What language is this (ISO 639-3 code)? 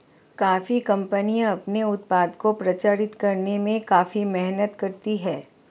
hin